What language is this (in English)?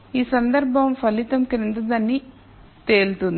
Telugu